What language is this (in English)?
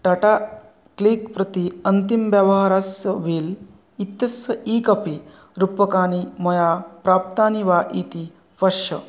Sanskrit